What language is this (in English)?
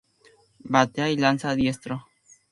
Spanish